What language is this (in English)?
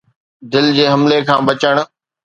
Sindhi